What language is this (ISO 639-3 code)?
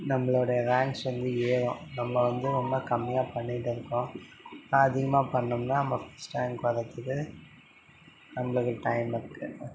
tam